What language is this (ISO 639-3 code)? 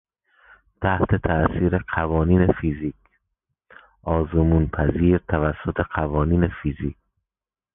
fas